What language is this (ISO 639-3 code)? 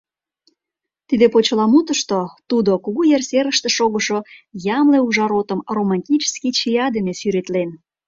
chm